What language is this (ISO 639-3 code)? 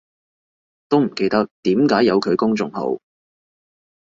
yue